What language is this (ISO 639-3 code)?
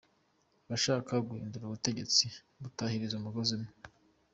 kin